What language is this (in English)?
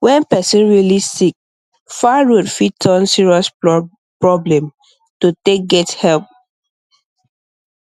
Nigerian Pidgin